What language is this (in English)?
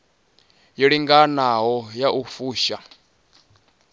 Venda